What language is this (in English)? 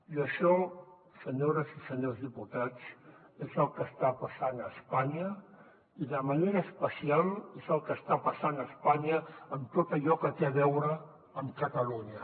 Catalan